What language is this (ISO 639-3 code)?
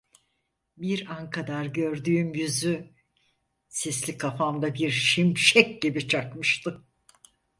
tur